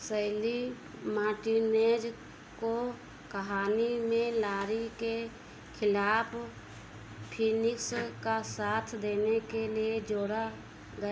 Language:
Hindi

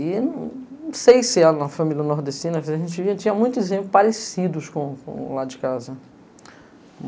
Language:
Portuguese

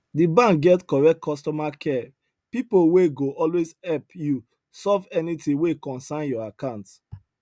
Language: Nigerian Pidgin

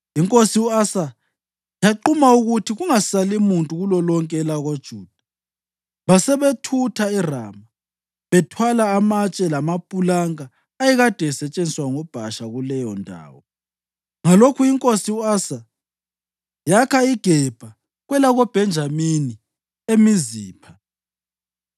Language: North Ndebele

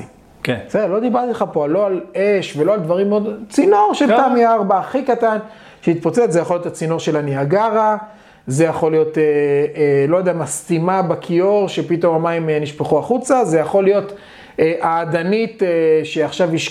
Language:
Hebrew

